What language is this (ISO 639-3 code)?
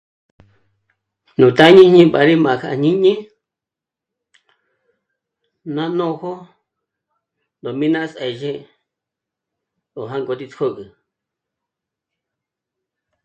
mmc